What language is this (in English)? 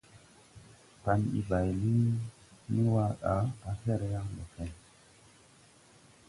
Tupuri